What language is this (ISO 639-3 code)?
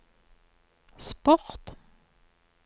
nor